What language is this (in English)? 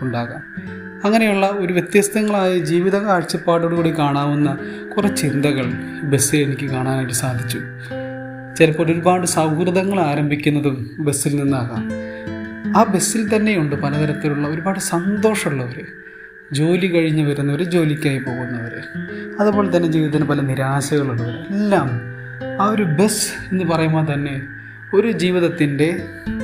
Malayalam